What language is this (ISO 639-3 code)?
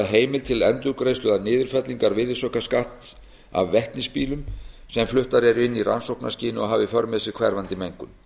isl